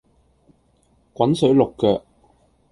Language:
Cantonese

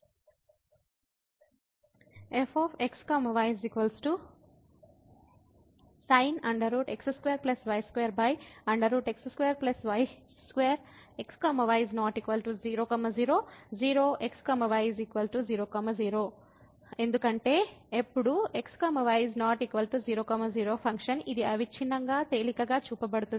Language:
Telugu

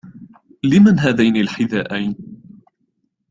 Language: Arabic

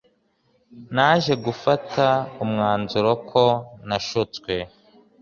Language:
Kinyarwanda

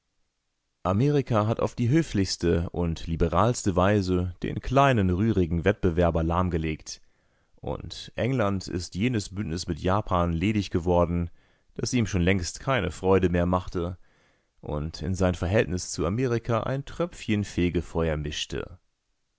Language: German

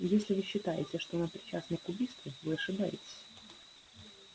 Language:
Russian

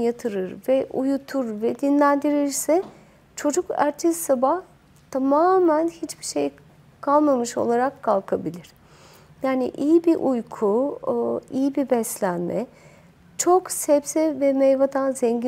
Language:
Turkish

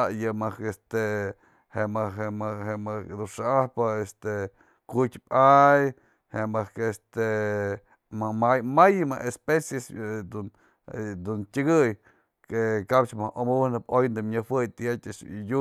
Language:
Mazatlán Mixe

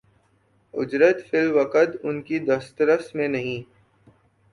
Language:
Urdu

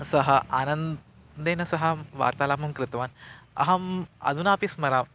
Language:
Sanskrit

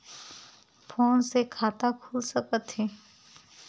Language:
Chhattisgarhi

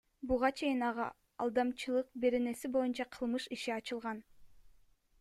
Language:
Kyrgyz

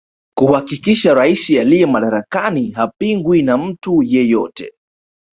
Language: Swahili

